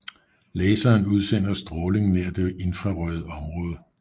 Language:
Danish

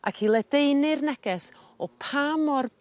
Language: Welsh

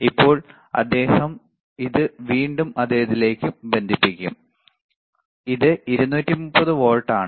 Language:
Malayalam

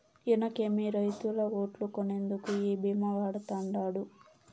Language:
Telugu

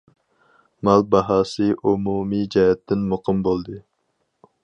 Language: Uyghur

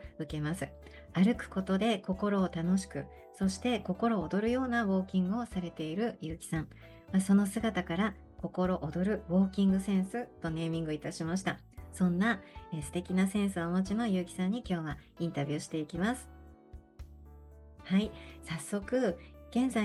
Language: Japanese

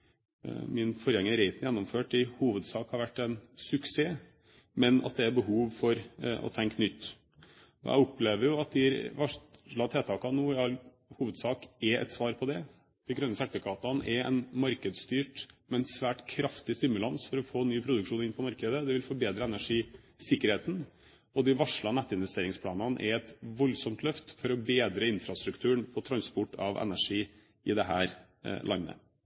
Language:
Norwegian Bokmål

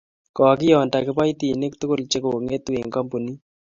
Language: Kalenjin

